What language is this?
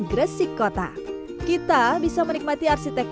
Indonesian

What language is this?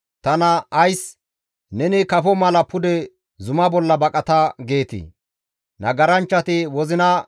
Gamo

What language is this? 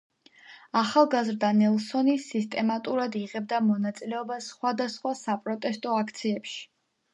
Georgian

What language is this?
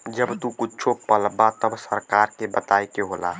Bhojpuri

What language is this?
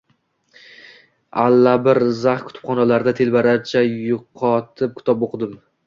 Uzbek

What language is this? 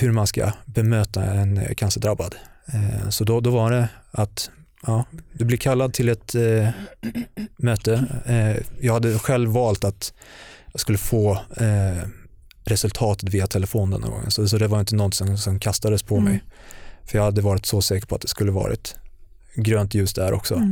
Swedish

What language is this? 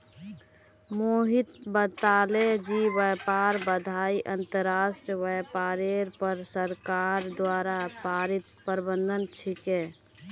Magahi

